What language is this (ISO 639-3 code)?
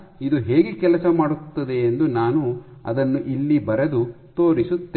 kan